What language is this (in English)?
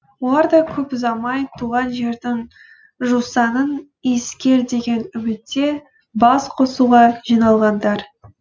Kazakh